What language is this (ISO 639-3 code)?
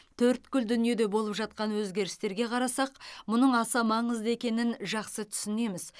kaz